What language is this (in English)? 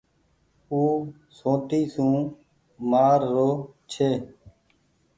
Goaria